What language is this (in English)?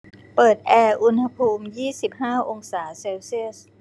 Thai